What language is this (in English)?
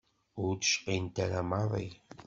Kabyle